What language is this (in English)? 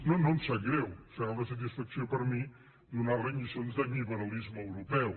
Catalan